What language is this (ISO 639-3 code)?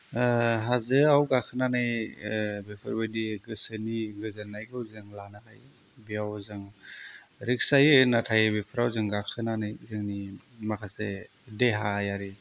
brx